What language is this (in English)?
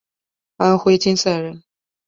Chinese